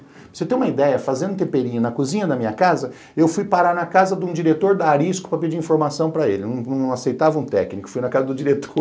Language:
Portuguese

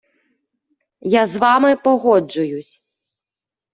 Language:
Ukrainian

